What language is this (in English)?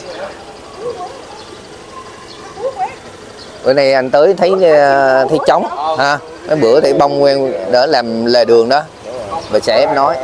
Vietnamese